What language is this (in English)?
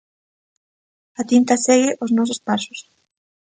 Galician